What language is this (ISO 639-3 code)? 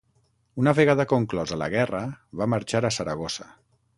cat